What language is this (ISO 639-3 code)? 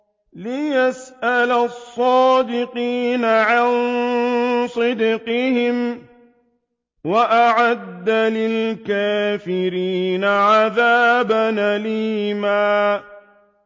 ara